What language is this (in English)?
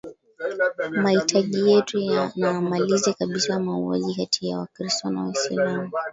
Swahili